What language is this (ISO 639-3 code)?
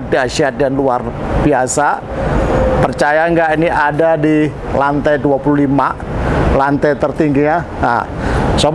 ind